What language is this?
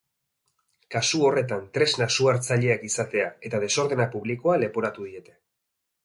Basque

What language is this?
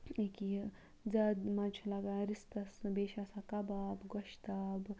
Kashmiri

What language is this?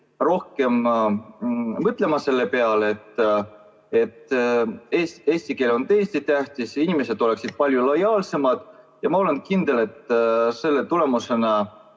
Estonian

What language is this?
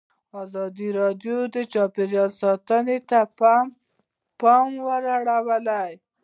Pashto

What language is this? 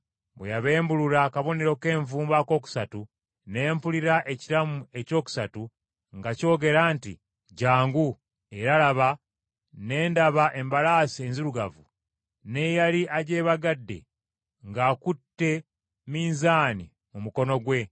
Ganda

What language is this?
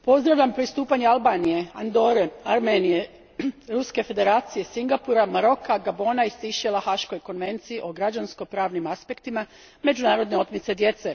Croatian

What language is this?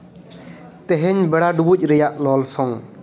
Santali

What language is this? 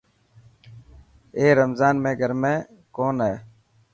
Dhatki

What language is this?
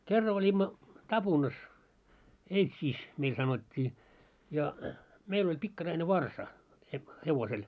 Finnish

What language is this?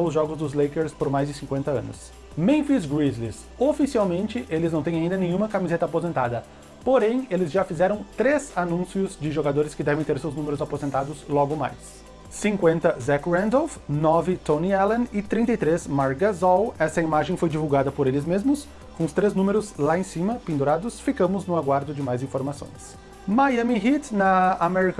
Portuguese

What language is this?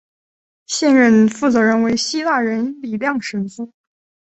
Chinese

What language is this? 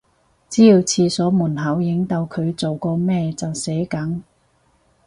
Cantonese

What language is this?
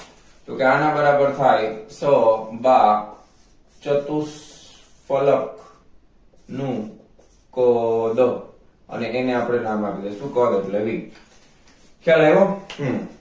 Gujarati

